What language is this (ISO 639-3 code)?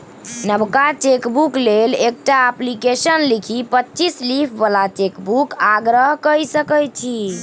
mai